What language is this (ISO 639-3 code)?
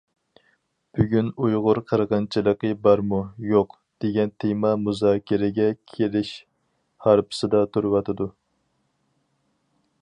uig